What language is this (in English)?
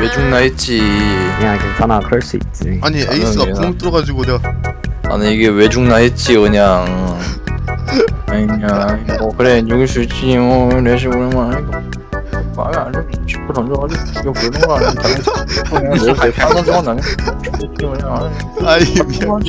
Korean